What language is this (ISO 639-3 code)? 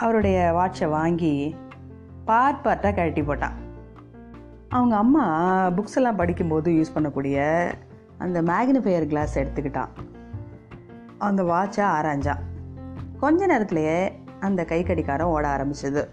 tam